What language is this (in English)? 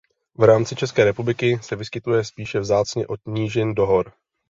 Czech